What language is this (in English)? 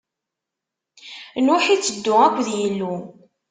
Kabyle